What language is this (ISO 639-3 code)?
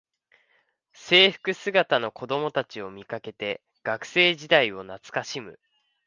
jpn